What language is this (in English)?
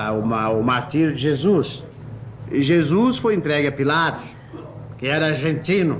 Portuguese